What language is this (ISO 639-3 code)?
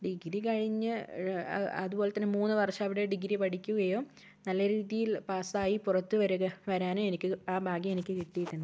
mal